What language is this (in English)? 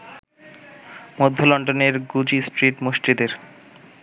Bangla